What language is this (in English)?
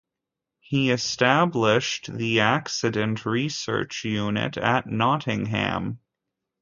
English